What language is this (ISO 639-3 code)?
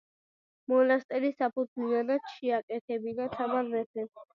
kat